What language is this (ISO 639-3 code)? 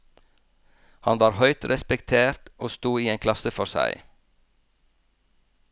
nor